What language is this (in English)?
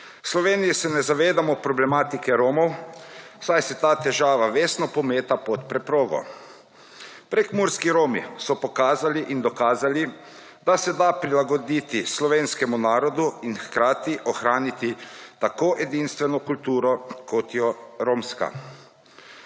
Slovenian